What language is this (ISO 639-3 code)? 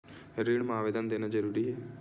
hne